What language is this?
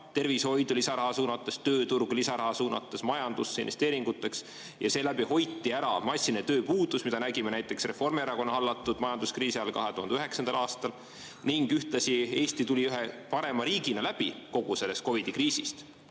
Estonian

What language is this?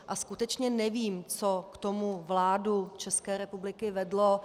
Czech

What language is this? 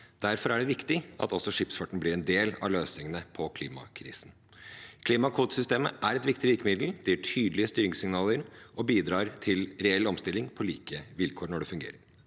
Norwegian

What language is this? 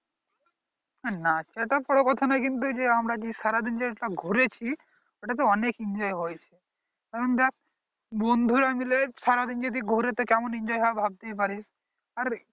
Bangla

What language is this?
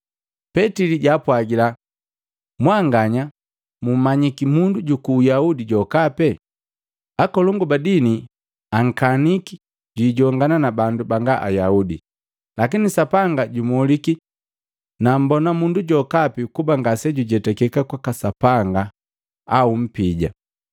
Matengo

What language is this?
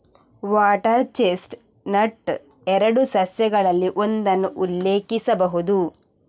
Kannada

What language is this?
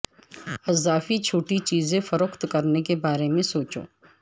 Urdu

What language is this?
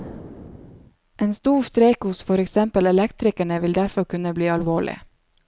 Norwegian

